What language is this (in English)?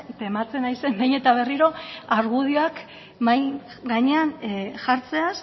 Basque